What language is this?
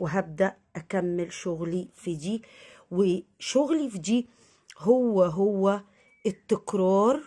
Arabic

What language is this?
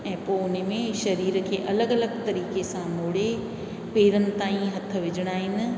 Sindhi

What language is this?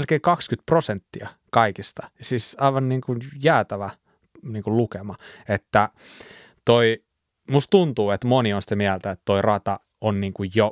Finnish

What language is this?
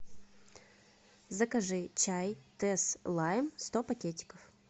Russian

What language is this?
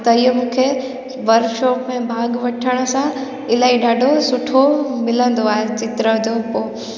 Sindhi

